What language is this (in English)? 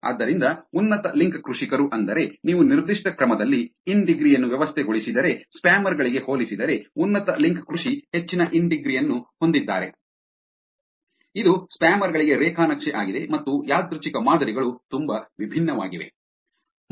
Kannada